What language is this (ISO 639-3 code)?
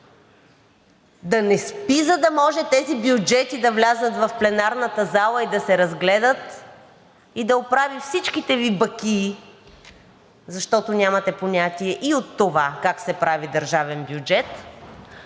bul